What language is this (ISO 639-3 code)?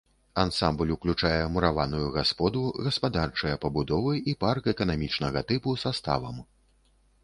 bel